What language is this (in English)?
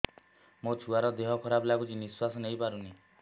Odia